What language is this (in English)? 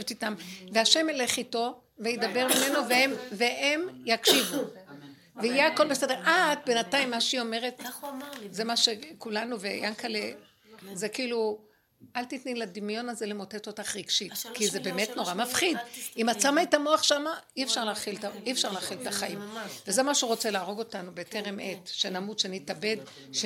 Hebrew